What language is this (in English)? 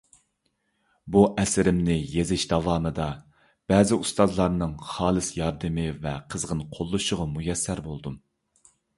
Uyghur